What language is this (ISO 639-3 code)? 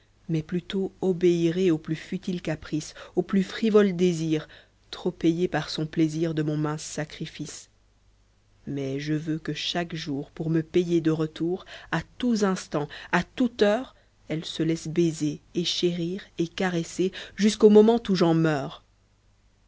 fra